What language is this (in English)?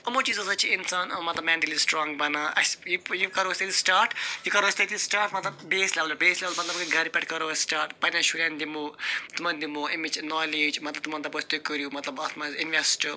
Kashmiri